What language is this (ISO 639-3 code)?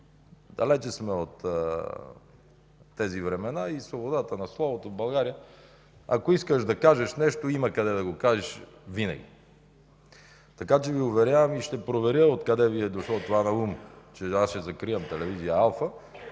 bul